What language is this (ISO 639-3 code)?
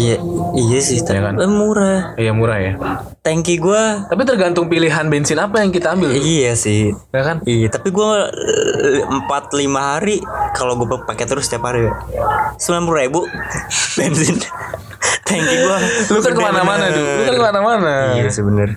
ind